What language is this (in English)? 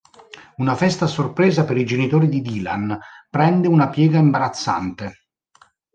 Italian